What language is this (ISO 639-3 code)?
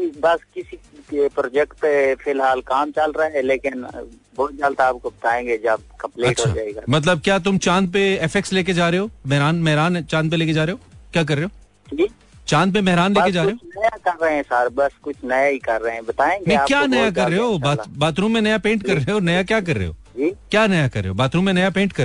hin